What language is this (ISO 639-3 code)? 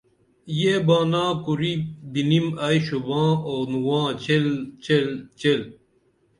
dml